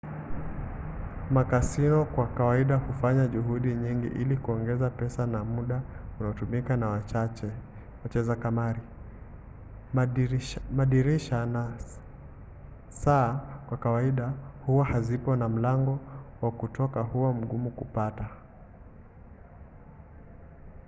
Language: Swahili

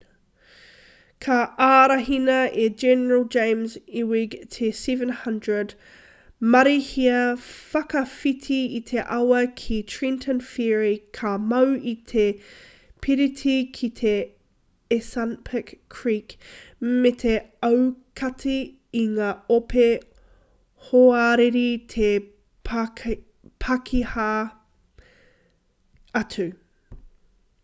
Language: Māori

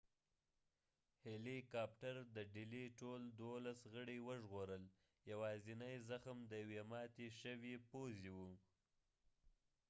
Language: Pashto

